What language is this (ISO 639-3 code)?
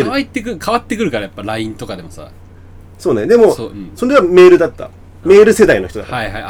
jpn